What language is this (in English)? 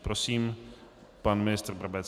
Czech